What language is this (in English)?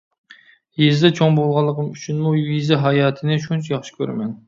Uyghur